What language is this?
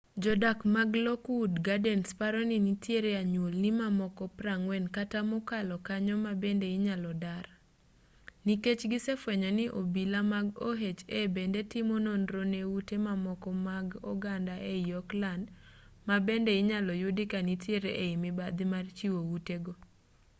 Luo (Kenya and Tanzania)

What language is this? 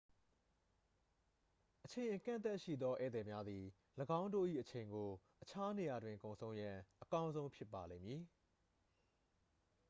Burmese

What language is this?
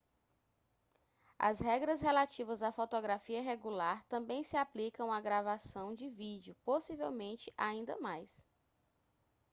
Portuguese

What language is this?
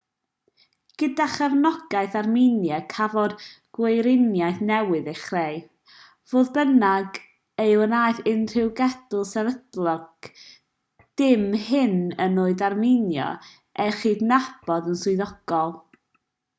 Welsh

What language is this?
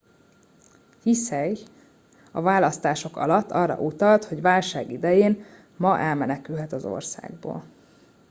Hungarian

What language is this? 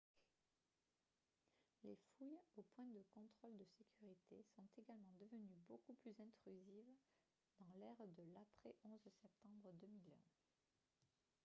French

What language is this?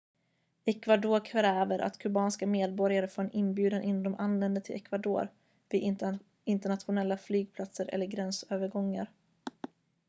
Swedish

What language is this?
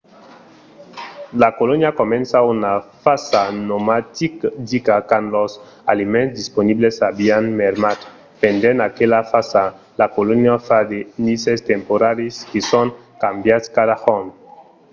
Occitan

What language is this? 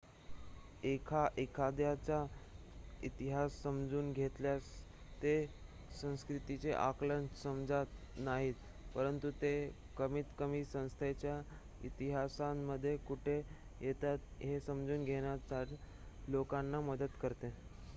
Marathi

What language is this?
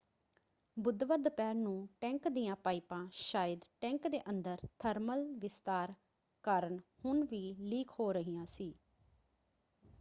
Punjabi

